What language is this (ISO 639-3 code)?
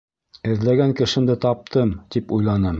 bak